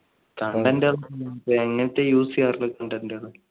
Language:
Malayalam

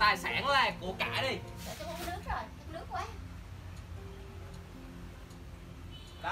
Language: Vietnamese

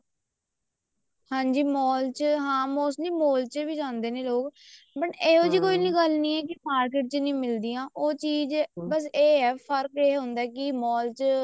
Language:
Punjabi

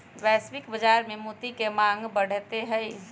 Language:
Magahi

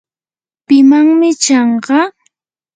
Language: Yanahuanca Pasco Quechua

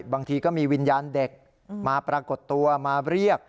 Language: Thai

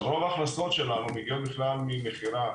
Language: Hebrew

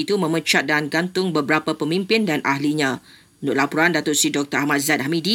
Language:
Malay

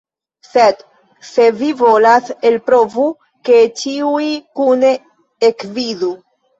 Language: Esperanto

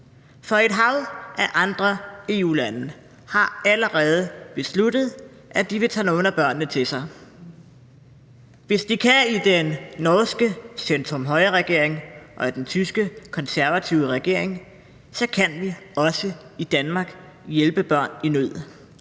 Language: Danish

